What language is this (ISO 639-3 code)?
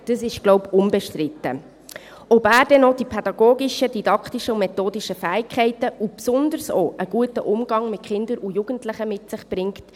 gsw